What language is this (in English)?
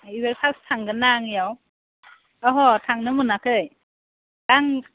Bodo